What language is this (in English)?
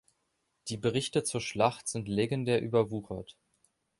German